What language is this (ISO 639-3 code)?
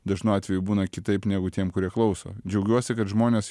lit